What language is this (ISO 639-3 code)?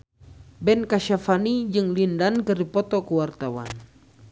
sun